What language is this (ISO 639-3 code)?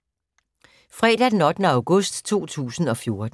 dan